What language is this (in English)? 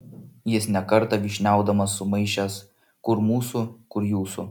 Lithuanian